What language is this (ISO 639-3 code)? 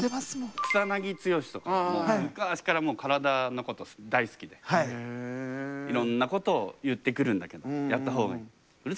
jpn